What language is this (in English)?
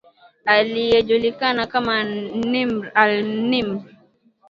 Swahili